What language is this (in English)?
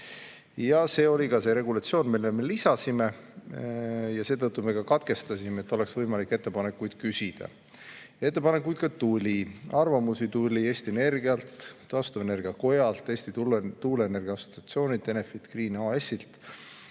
Estonian